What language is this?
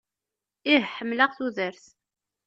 Kabyle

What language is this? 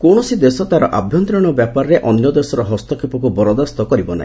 Odia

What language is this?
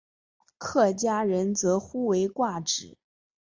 Chinese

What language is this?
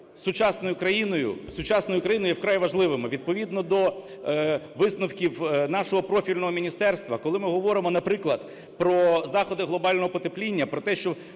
Ukrainian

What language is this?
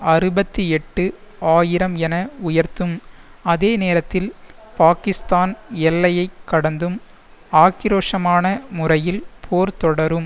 Tamil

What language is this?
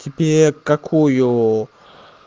Russian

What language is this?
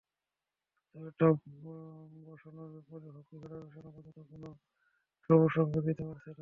Bangla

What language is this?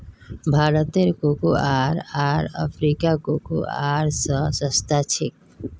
Magahi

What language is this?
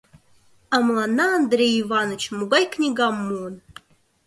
Mari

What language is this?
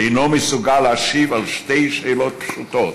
Hebrew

